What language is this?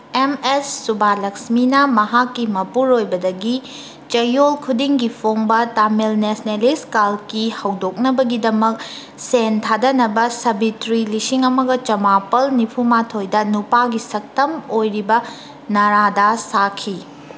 Manipuri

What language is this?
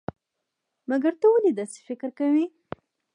Pashto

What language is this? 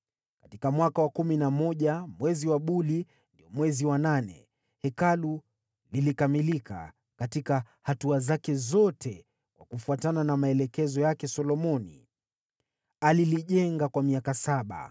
Swahili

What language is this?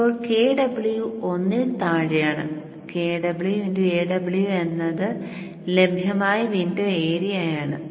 Malayalam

